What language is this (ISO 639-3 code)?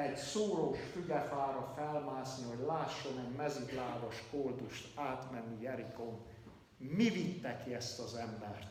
hun